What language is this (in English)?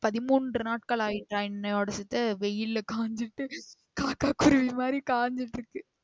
Tamil